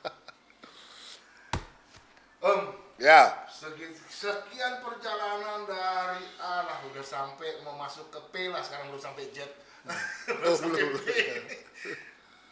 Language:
Indonesian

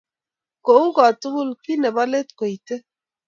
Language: Kalenjin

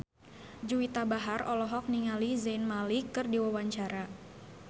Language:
Sundanese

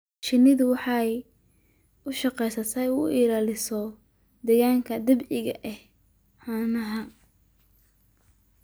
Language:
Somali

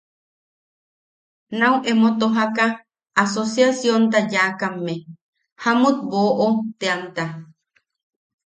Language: Yaqui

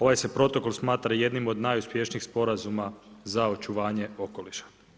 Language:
Croatian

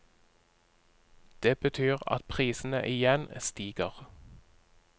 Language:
Norwegian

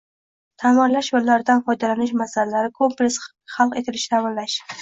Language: Uzbek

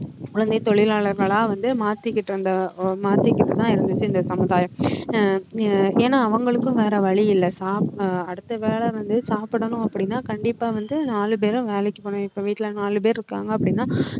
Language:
Tamil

